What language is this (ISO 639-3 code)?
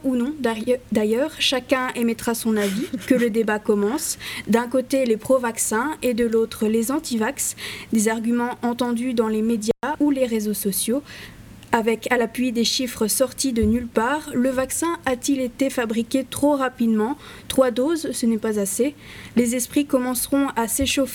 fra